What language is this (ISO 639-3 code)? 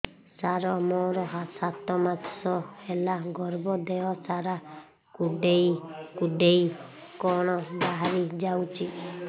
ori